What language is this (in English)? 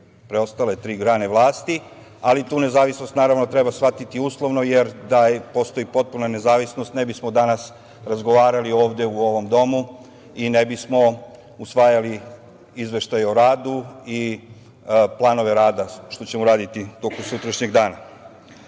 Serbian